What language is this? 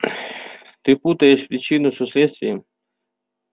Russian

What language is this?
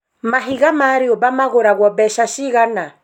Kikuyu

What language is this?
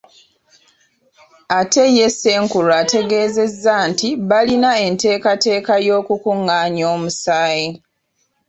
Ganda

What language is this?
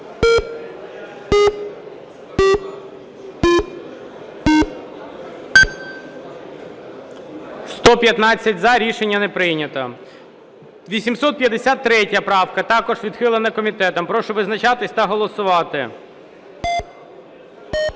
Ukrainian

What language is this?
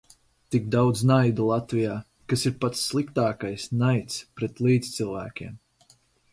Latvian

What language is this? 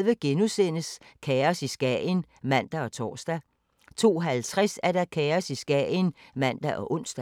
Danish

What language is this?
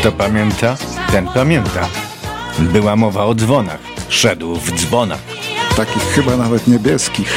Polish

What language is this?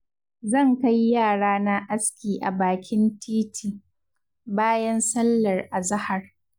Hausa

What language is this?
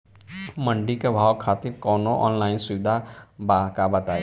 Bhojpuri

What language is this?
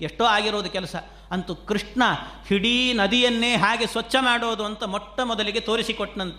Kannada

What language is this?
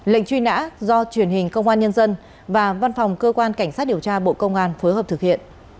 Vietnamese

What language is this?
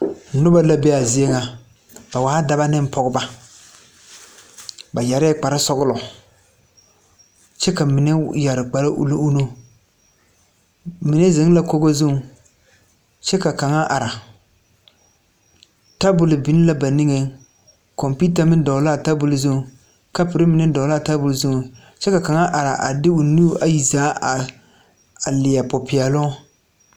Southern Dagaare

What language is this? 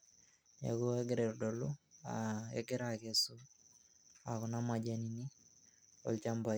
Masai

